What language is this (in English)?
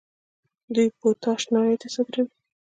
Pashto